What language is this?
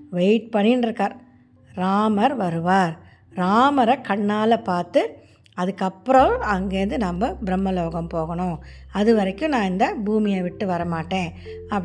Tamil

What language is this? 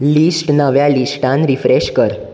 Konkani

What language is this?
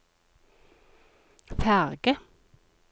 Norwegian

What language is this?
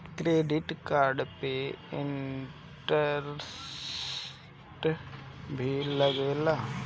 Bhojpuri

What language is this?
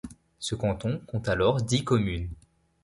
French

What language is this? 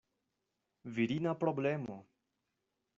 Esperanto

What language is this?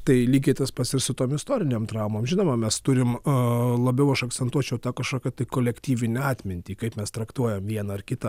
Lithuanian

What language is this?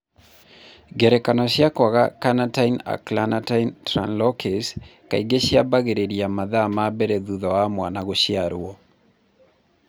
Kikuyu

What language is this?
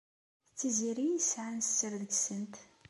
Kabyle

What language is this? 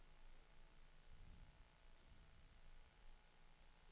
Swedish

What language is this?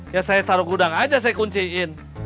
Indonesian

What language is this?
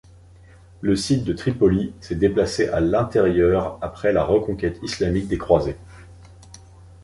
French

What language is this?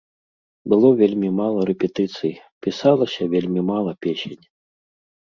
Belarusian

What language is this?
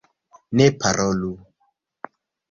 Esperanto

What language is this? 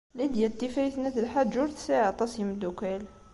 Kabyle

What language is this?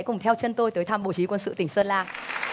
Vietnamese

